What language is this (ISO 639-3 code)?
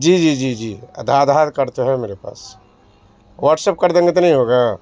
urd